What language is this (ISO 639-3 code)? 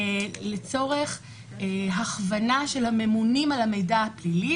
heb